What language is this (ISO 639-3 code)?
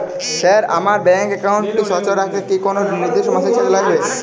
ben